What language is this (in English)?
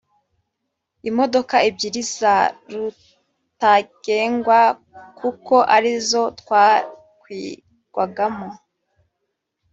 Kinyarwanda